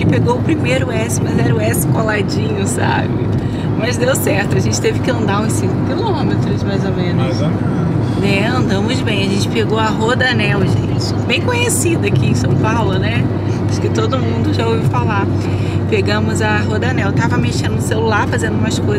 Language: Portuguese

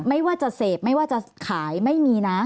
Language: Thai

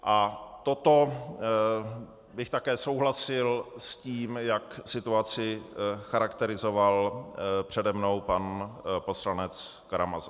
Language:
Czech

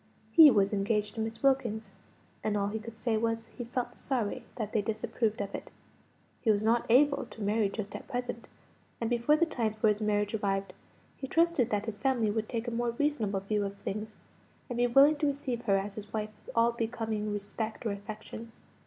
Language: English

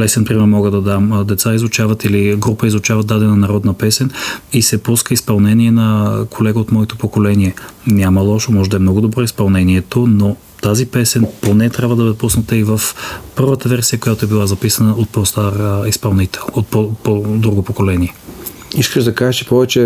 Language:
Bulgarian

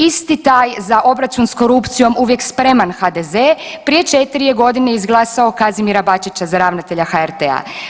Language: Croatian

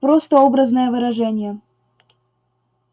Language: Russian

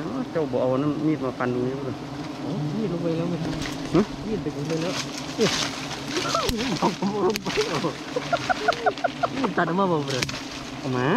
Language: Thai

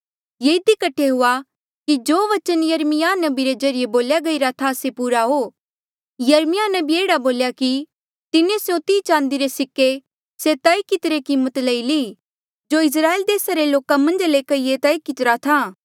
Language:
Mandeali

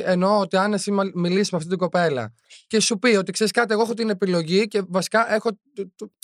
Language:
Greek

